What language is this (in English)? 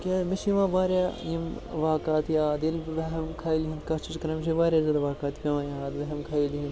Kashmiri